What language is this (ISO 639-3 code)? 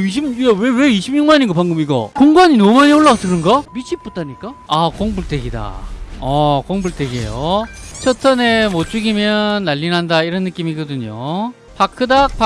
kor